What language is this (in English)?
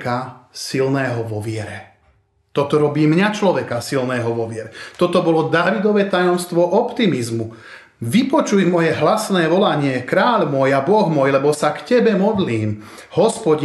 Slovak